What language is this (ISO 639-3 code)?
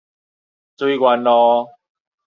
nan